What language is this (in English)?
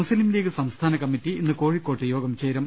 Malayalam